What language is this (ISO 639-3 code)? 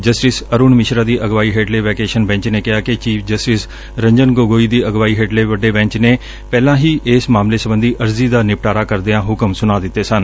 pan